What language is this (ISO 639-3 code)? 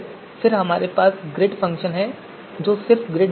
hin